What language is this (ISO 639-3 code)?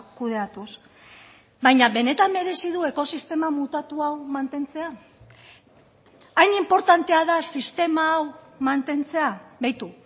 eus